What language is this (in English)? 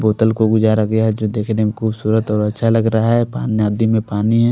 Hindi